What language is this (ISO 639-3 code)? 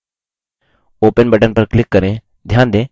hin